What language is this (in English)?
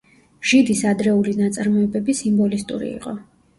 Georgian